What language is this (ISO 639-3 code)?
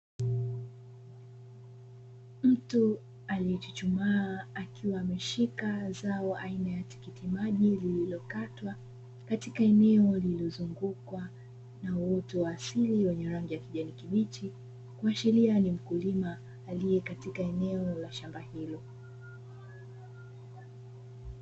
swa